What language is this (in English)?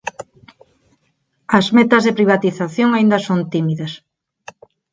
Galician